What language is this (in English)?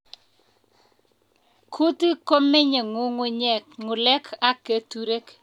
Kalenjin